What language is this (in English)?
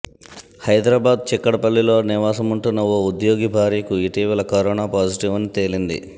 Telugu